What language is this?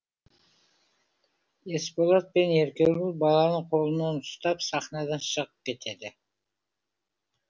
Kazakh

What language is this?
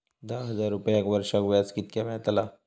Marathi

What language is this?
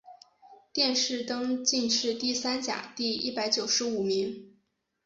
Chinese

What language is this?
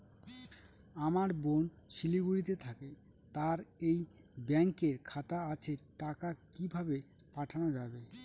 Bangla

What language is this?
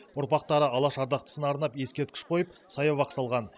Kazakh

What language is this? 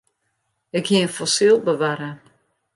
Western Frisian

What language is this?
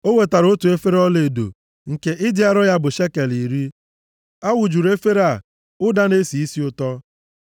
Igbo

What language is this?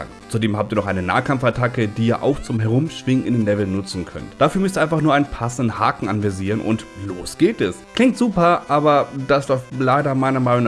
German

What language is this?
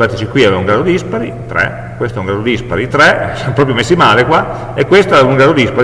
Italian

